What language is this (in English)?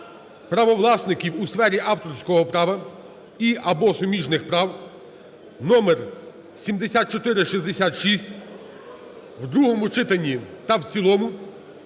Ukrainian